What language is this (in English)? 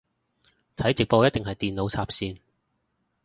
Cantonese